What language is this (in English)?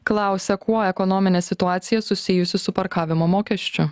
Lithuanian